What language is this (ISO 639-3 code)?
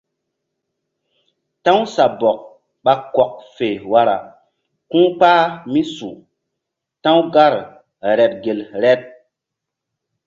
mdd